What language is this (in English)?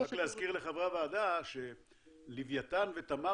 Hebrew